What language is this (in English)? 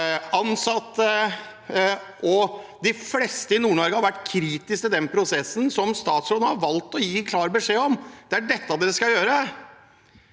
Norwegian